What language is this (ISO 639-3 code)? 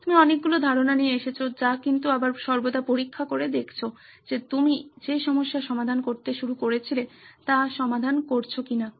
ben